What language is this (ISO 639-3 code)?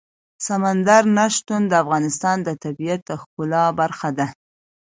pus